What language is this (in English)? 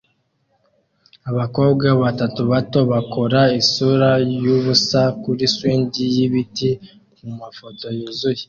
Kinyarwanda